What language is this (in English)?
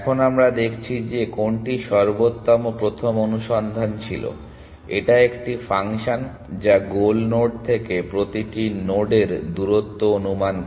Bangla